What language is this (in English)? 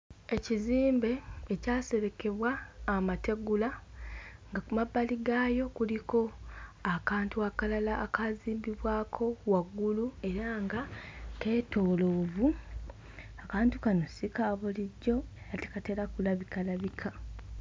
Ganda